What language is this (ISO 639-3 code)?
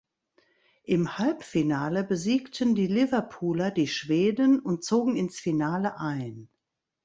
deu